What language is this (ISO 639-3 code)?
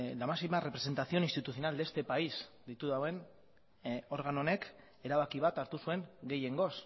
eus